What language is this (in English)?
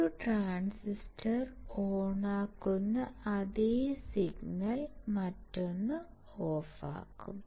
Malayalam